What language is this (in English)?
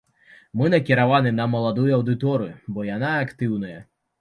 Belarusian